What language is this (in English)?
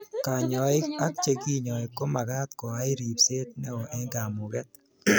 Kalenjin